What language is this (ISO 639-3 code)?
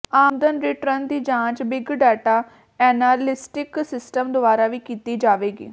pan